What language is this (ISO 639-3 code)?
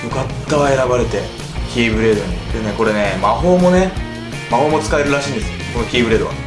jpn